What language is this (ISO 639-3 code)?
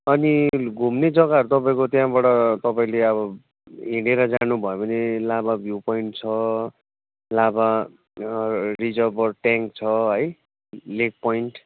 nep